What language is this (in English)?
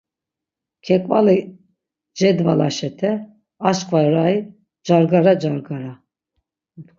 Laz